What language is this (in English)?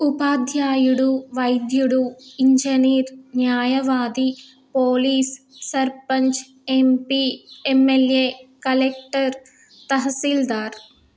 Telugu